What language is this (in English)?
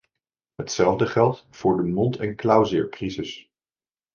Dutch